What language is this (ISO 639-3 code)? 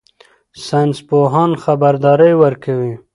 pus